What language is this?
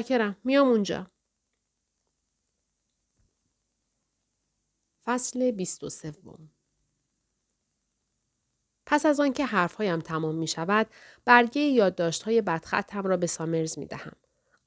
Persian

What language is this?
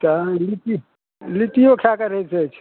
Maithili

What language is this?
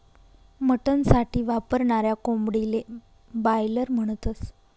Marathi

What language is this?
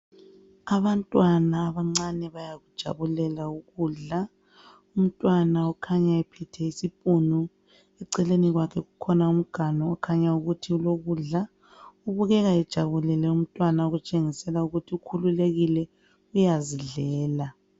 North Ndebele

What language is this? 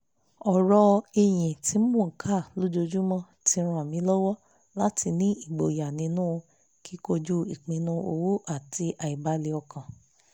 Yoruba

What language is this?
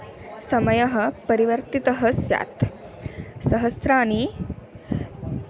Sanskrit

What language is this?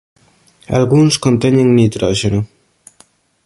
Galician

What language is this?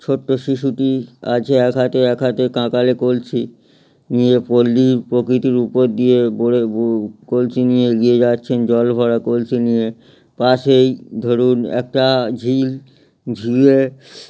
Bangla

